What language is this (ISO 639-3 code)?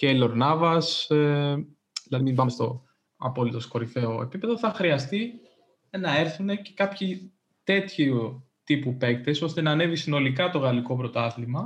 ell